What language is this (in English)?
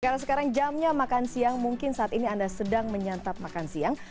Indonesian